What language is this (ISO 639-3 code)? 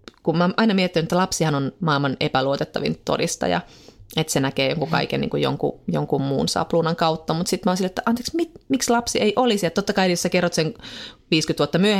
fin